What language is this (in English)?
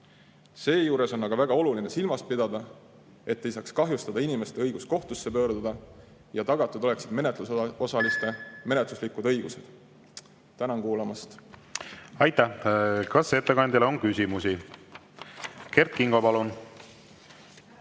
Estonian